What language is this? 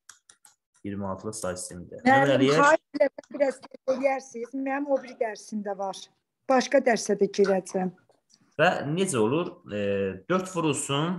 Turkish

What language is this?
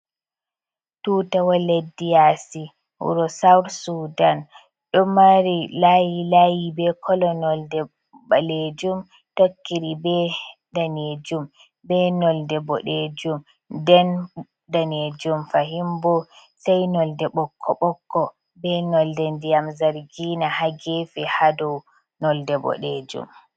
Fula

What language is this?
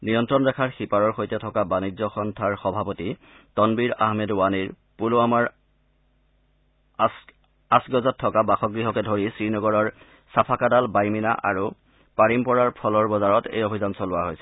Assamese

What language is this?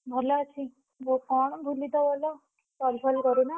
Odia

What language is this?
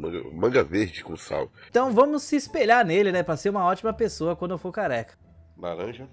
Portuguese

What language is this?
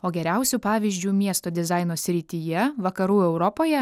Lithuanian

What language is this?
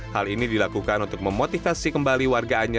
Indonesian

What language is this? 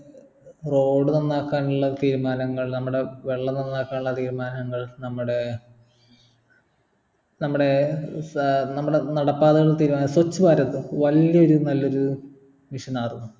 Malayalam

